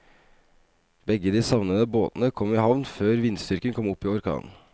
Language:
Norwegian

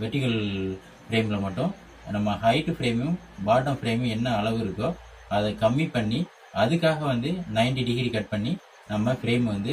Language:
Tamil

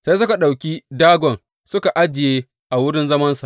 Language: Hausa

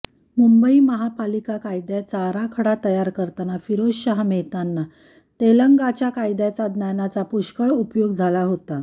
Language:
Marathi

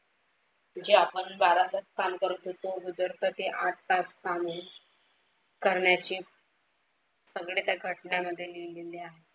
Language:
Marathi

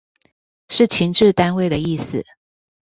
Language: Chinese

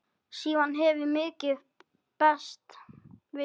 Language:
Icelandic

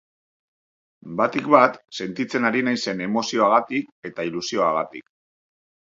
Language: Basque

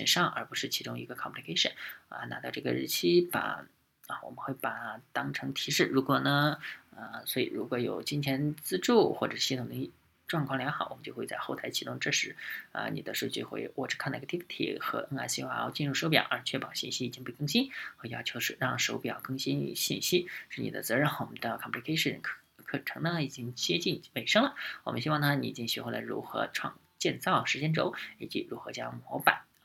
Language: Chinese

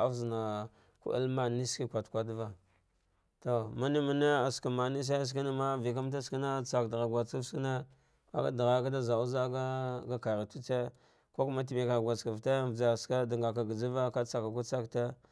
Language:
Dghwede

